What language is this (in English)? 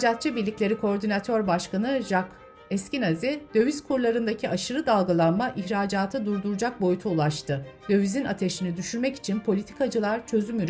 Turkish